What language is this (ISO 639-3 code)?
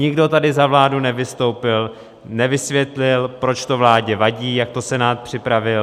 ces